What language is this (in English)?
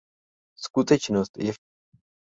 Czech